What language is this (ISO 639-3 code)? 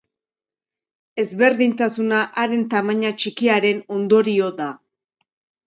eus